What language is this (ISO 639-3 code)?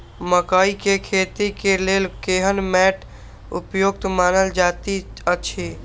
mai